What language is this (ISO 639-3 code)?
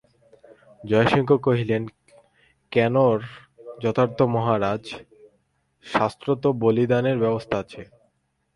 ben